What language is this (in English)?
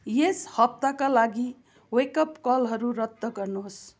Nepali